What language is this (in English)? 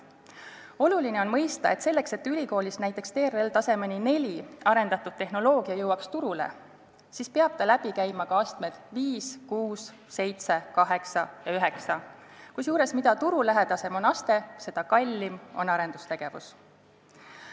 Estonian